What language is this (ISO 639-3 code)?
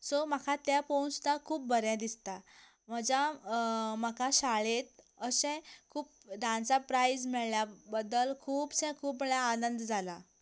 kok